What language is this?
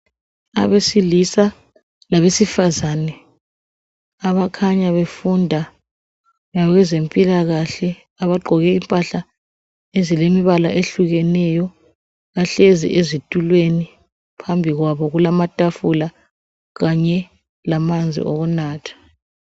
North Ndebele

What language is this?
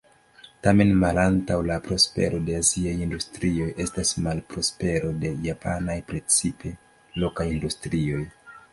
Esperanto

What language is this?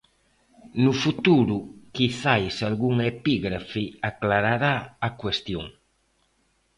Galician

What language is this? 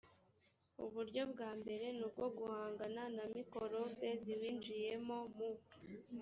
Kinyarwanda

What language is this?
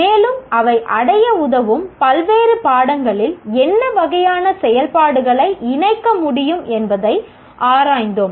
Tamil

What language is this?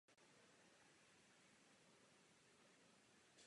Czech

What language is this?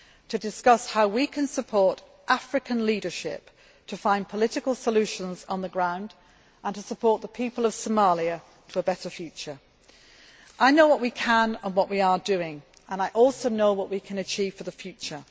English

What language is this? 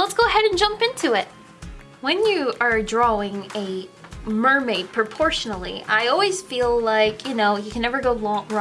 English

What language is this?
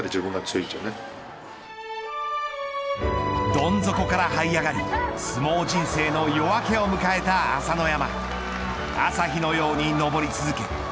Japanese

